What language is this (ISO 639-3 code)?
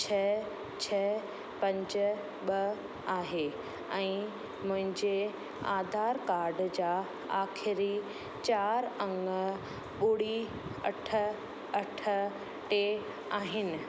snd